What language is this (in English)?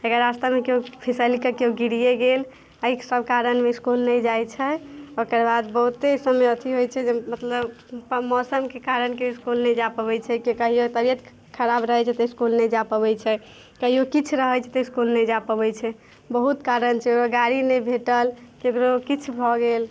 Maithili